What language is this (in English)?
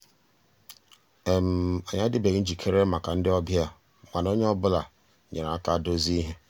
Igbo